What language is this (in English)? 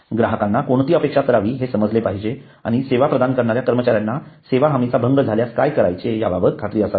Marathi